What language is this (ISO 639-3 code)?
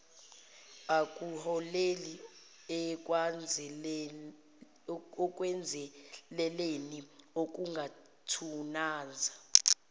zul